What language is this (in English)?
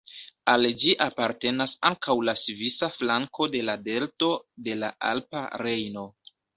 Esperanto